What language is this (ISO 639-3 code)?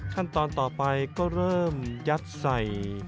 tha